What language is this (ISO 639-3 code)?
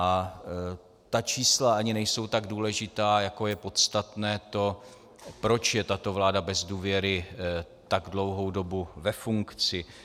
ces